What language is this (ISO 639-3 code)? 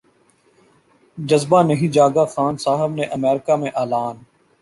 urd